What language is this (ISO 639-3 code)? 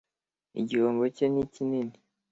kin